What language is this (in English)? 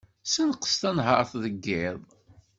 Kabyle